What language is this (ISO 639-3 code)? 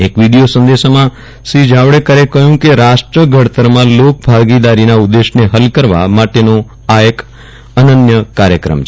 guj